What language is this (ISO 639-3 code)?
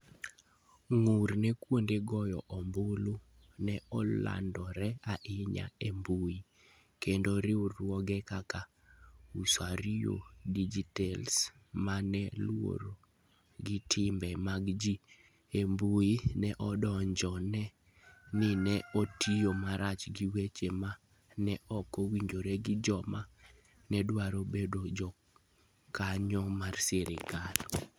luo